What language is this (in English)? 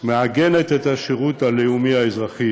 Hebrew